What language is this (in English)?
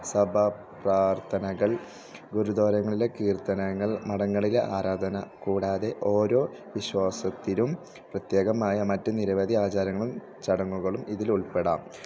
Malayalam